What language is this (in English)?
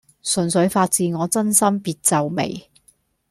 Cantonese